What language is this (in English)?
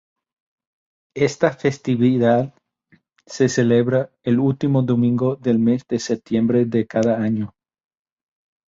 Spanish